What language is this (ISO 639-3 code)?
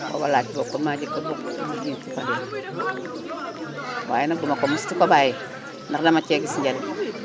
wol